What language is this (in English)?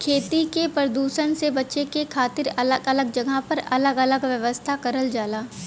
Bhojpuri